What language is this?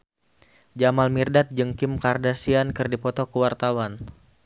Sundanese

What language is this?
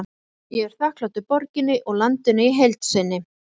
Icelandic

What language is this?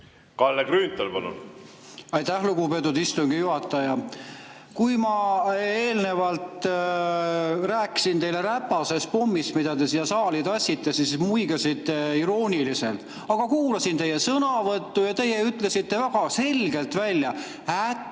Estonian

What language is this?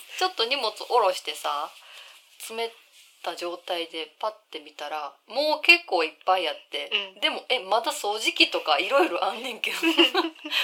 Japanese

